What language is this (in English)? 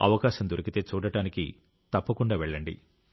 Telugu